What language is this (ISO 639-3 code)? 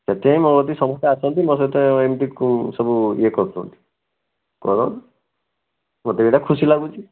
ori